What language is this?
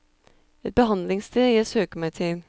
Norwegian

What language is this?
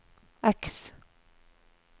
Norwegian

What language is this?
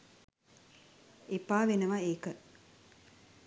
Sinhala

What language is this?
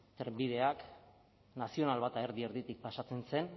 Basque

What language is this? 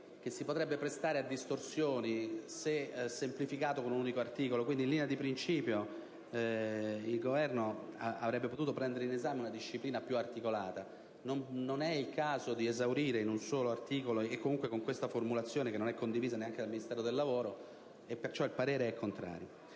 Italian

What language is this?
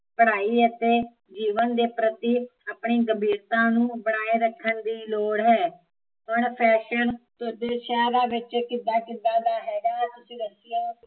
Punjabi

